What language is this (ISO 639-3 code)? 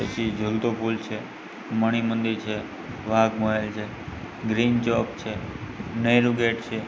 guj